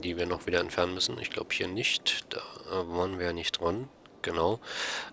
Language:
German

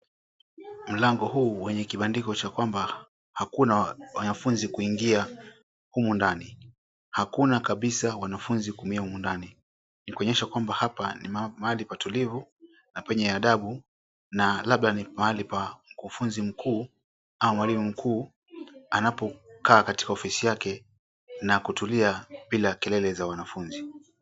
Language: Swahili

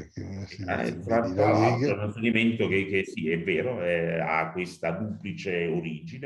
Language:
Italian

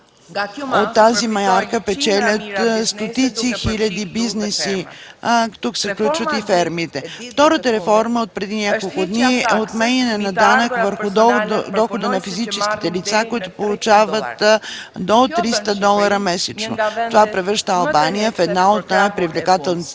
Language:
Bulgarian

